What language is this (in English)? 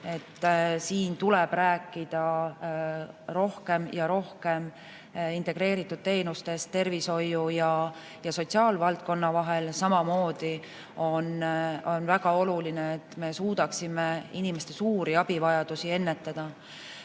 Estonian